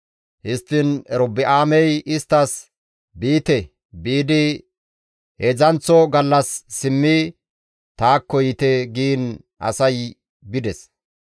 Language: Gamo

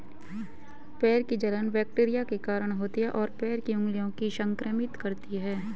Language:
Hindi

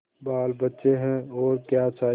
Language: Hindi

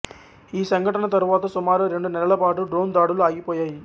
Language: Telugu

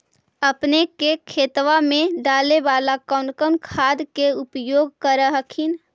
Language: Magahi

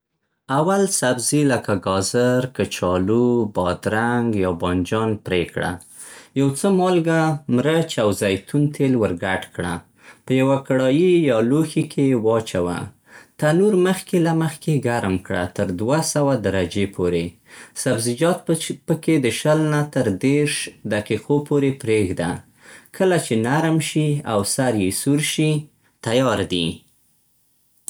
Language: Central Pashto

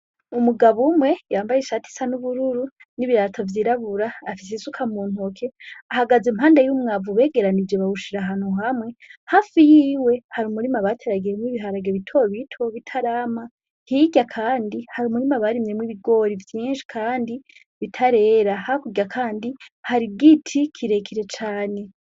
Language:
Rundi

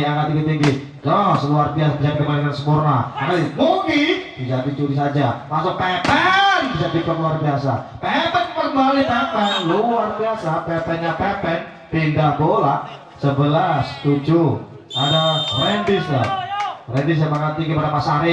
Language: Indonesian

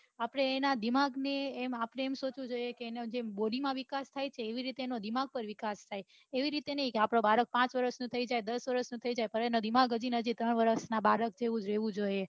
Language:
Gujarati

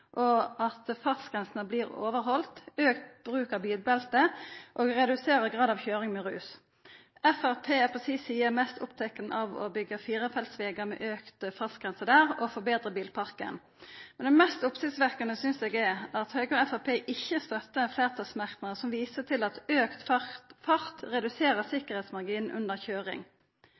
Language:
Norwegian Nynorsk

